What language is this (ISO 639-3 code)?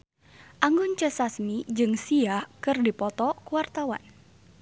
sun